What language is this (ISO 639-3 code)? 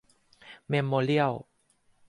tha